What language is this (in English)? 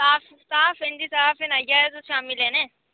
Dogri